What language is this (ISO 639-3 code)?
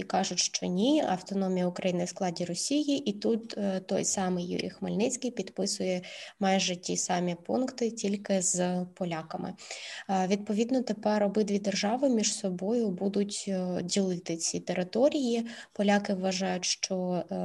ukr